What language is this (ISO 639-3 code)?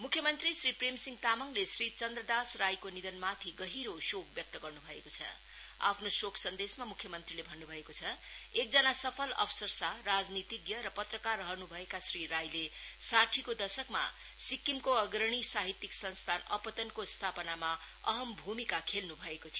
nep